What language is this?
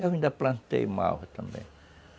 Portuguese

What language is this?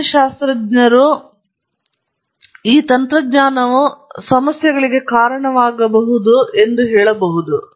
Kannada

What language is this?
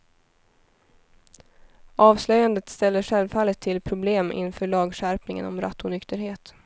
Swedish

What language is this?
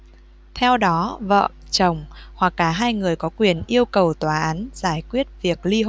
Vietnamese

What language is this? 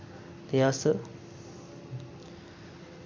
Dogri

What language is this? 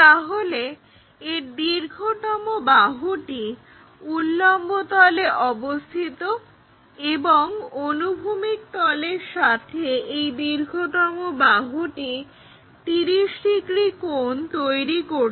Bangla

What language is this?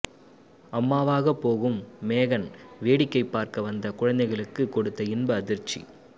Tamil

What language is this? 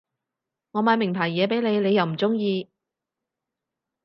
Cantonese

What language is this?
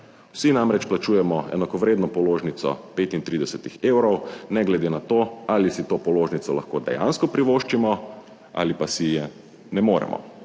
Slovenian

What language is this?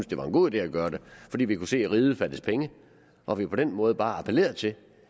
Danish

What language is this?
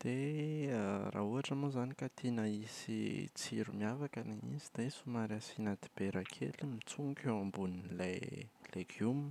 Malagasy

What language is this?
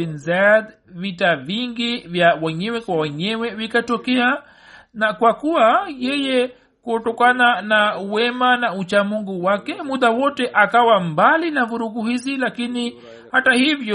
Swahili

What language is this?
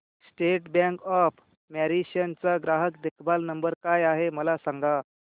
Marathi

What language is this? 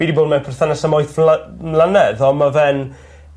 Welsh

